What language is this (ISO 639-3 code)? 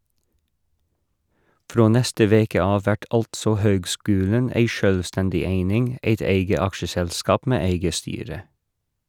nor